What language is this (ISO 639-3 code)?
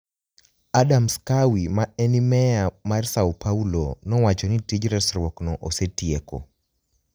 luo